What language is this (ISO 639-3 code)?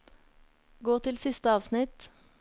nor